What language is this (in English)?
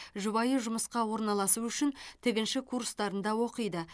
Kazakh